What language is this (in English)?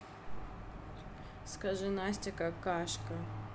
Russian